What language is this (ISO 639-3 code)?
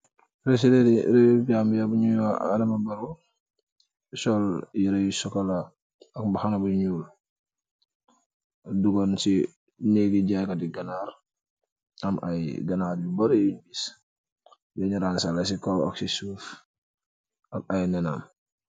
wol